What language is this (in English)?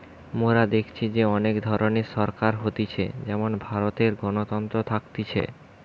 Bangla